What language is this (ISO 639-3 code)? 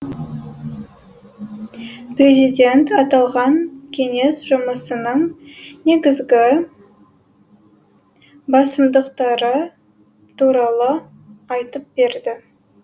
kaz